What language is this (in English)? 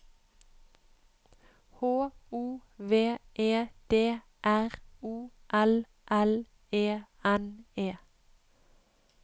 Norwegian